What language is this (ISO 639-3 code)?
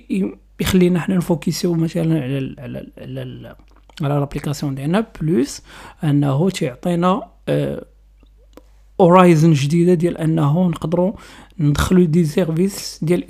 ara